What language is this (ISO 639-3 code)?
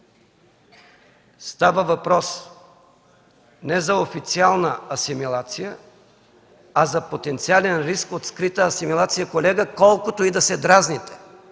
bul